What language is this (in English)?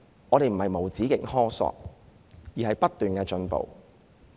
Cantonese